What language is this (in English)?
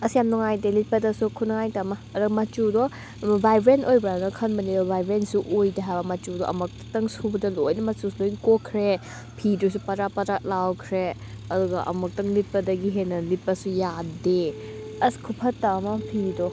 Manipuri